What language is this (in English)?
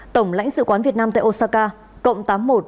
Vietnamese